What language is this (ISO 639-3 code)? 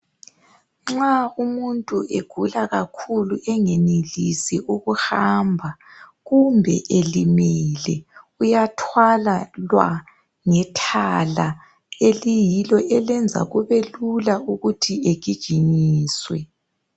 nde